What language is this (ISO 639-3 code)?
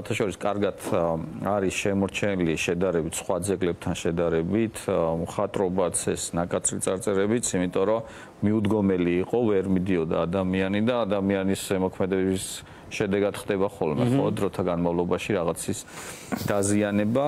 ron